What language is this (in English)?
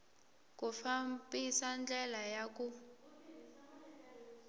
Tsonga